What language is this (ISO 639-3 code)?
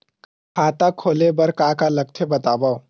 hne